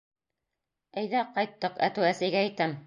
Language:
Bashkir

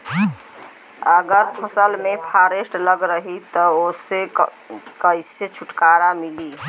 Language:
Bhojpuri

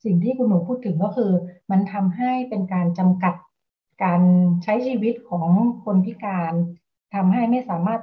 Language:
Thai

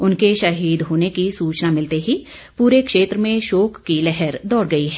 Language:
Hindi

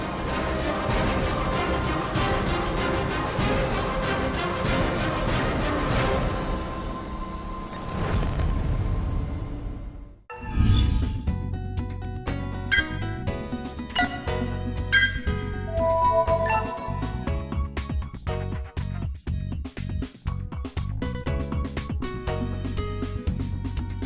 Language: Vietnamese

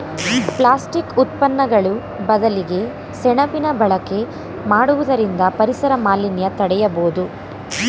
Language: Kannada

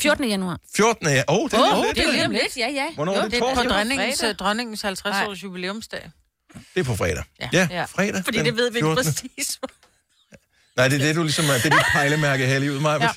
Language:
Danish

